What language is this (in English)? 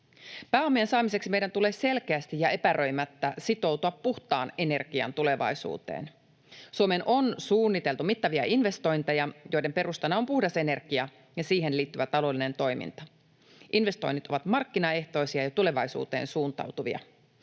Finnish